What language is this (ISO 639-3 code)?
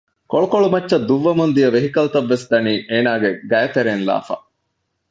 div